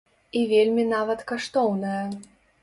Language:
Belarusian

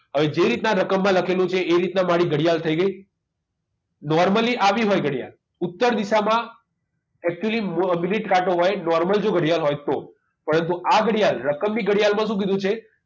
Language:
Gujarati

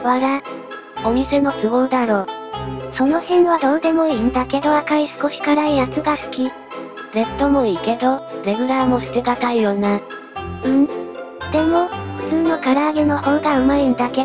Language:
Japanese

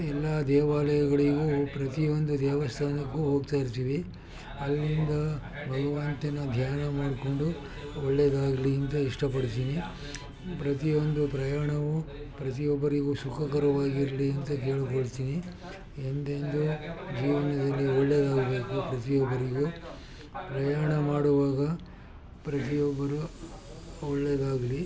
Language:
Kannada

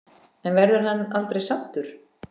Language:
Icelandic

